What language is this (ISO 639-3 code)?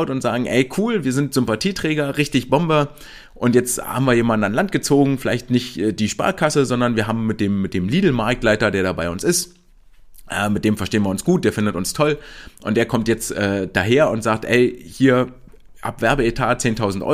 deu